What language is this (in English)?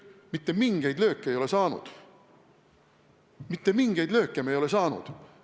Estonian